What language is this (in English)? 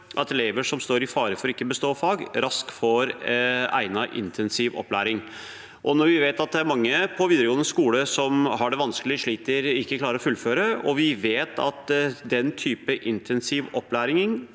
Norwegian